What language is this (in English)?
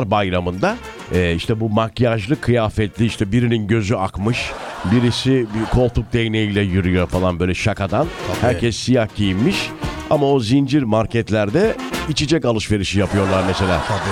Turkish